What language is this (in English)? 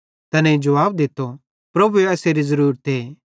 Bhadrawahi